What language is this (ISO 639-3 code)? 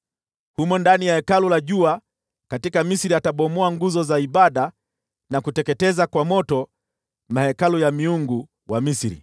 swa